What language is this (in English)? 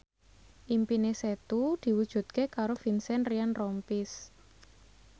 Javanese